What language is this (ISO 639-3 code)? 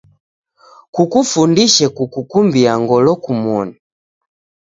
dav